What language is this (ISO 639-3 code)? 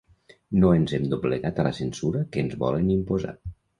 cat